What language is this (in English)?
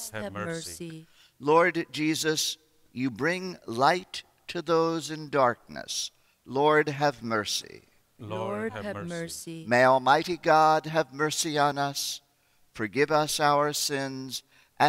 English